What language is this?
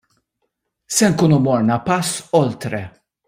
Maltese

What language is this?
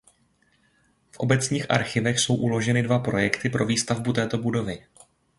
Czech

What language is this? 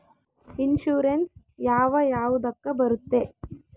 Kannada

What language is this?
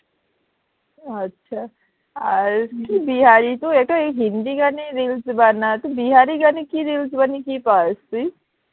Bangla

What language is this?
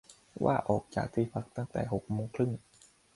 Thai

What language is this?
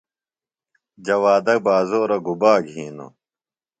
Phalura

